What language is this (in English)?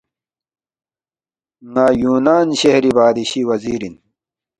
Balti